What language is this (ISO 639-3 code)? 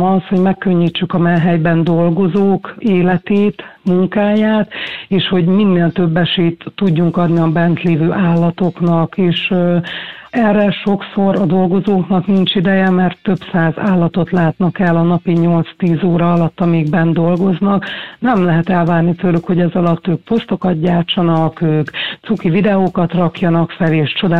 hun